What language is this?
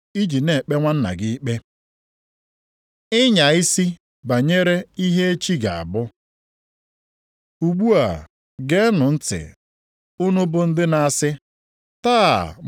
Igbo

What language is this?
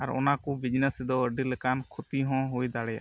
Santali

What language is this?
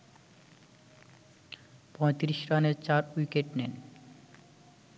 Bangla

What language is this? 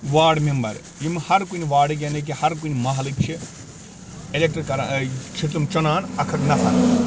Kashmiri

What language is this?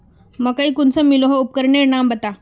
Magahi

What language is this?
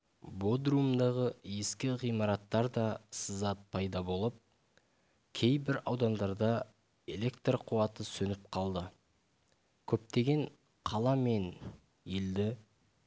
Kazakh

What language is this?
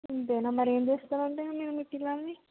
Telugu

